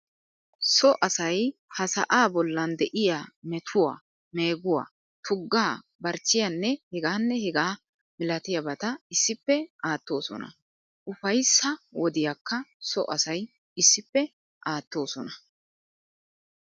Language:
Wolaytta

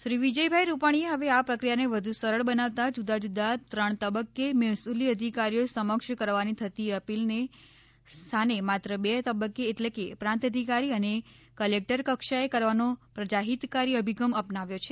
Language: Gujarati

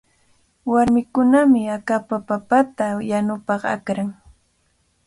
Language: Cajatambo North Lima Quechua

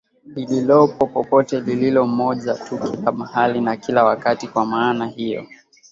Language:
Swahili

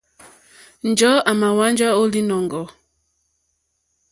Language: Mokpwe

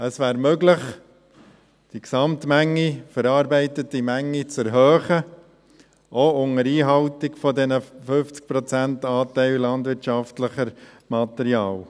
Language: Swiss German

